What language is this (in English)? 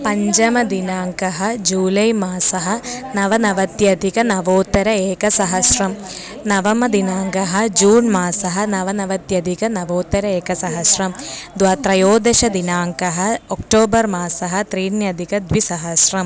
Sanskrit